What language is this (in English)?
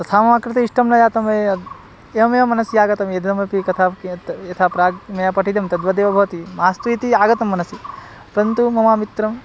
Sanskrit